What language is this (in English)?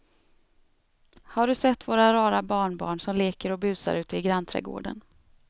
Swedish